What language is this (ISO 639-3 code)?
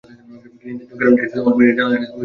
ben